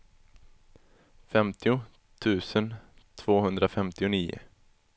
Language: Swedish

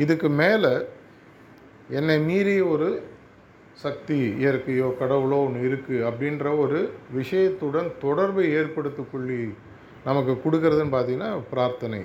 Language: Tamil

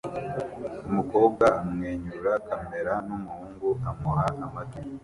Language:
Kinyarwanda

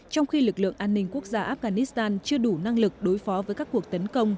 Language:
Vietnamese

